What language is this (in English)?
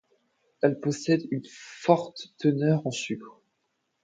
French